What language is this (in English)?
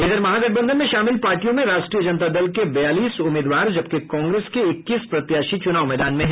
Hindi